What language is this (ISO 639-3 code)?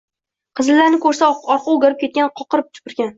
uzb